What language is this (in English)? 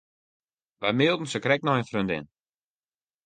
Western Frisian